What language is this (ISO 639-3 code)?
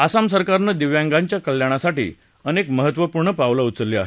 mar